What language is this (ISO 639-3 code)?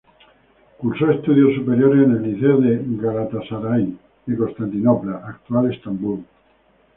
spa